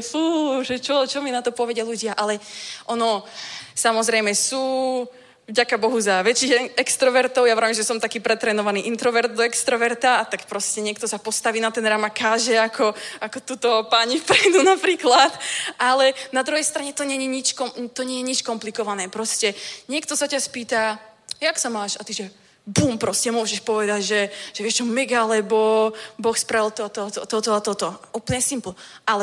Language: Czech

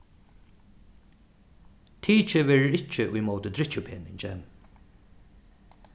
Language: Faroese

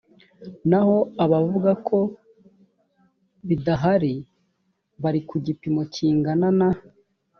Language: Kinyarwanda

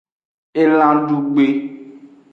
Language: Aja (Benin)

